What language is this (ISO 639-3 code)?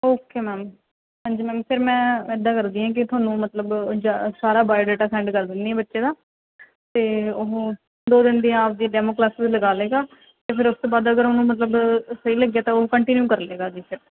pan